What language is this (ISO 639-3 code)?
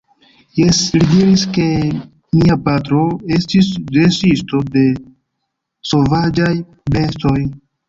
epo